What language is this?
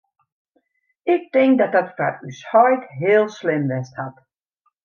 Western Frisian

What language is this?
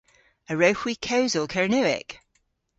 Cornish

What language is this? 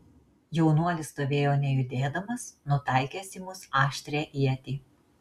Lithuanian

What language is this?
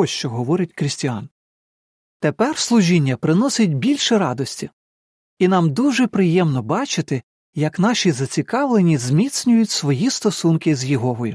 Ukrainian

